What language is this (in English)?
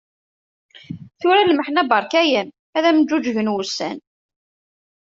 Kabyle